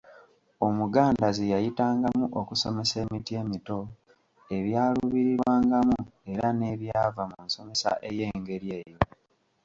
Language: Ganda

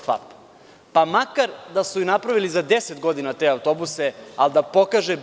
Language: Serbian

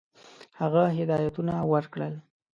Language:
Pashto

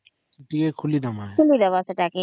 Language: Odia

